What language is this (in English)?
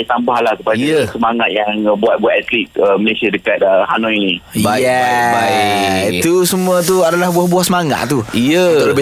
Malay